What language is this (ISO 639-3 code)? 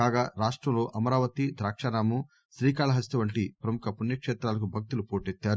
tel